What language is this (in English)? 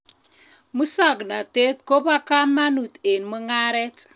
Kalenjin